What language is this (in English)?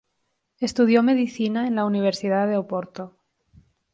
Spanish